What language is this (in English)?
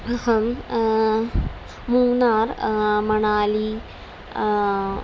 Sanskrit